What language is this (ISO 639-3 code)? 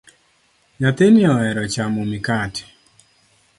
luo